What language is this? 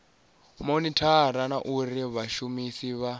Venda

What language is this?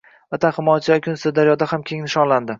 Uzbek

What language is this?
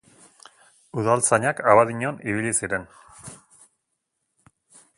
Basque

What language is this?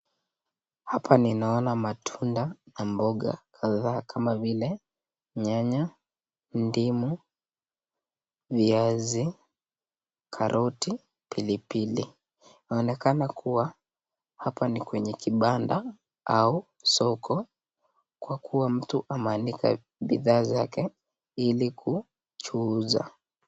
Swahili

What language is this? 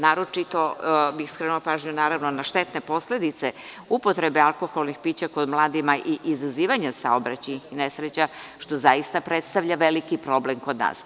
Serbian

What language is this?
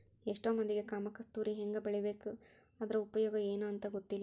Kannada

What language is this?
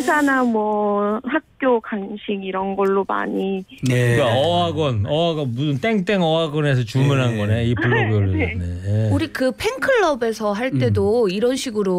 Korean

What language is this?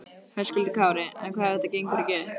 Icelandic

